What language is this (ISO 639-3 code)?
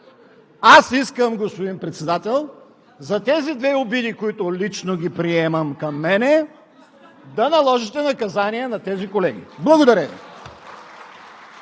bul